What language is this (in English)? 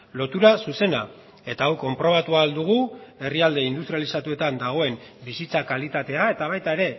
Basque